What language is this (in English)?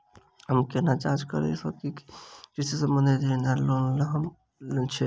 Maithili